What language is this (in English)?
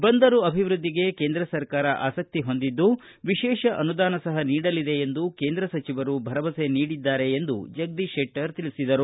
Kannada